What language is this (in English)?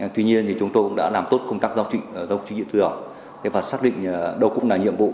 Vietnamese